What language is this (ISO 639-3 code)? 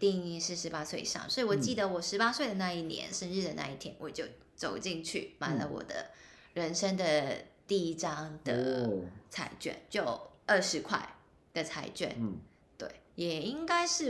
zho